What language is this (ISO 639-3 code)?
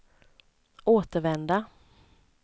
swe